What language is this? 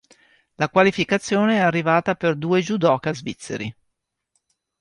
Italian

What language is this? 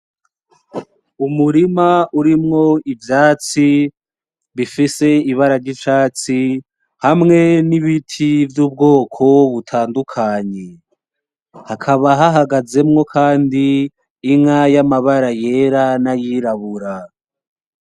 Rundi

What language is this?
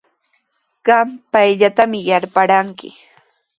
Sihuas Ancash Quechua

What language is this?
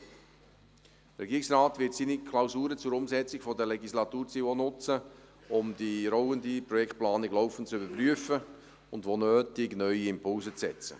Swiss German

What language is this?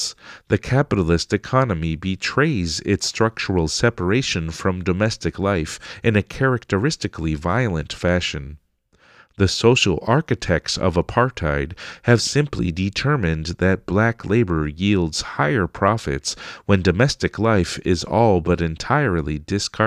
English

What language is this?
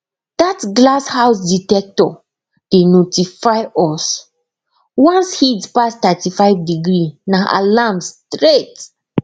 Nigerian Pidgin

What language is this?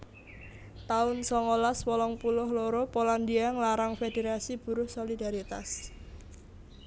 Javanese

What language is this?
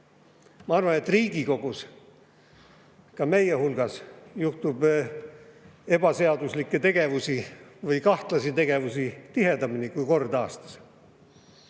Estonian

